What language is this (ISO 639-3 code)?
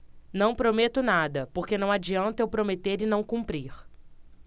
por